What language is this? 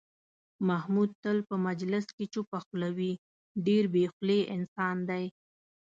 Pashto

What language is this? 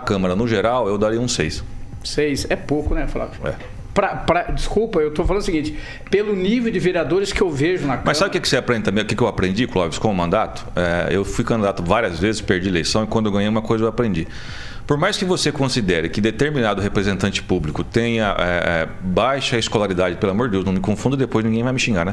Portuguese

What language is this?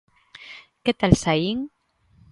Galician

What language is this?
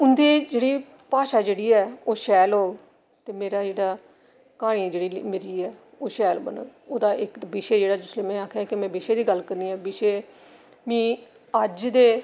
Dogri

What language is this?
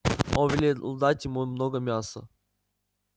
Russian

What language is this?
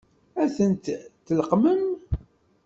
Kabyle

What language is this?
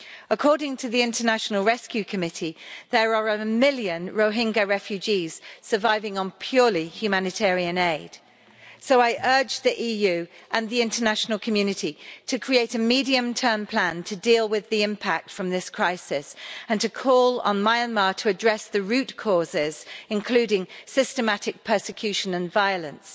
English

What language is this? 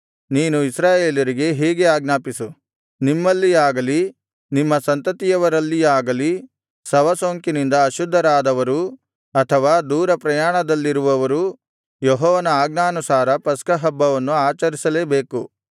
Kannada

